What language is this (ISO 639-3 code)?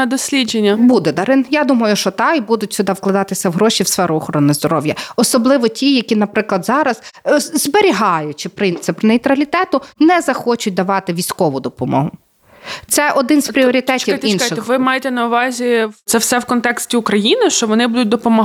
ukr